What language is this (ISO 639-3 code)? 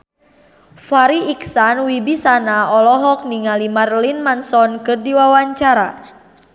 sun